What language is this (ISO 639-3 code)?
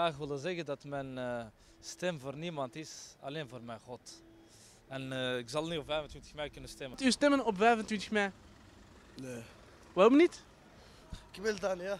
nld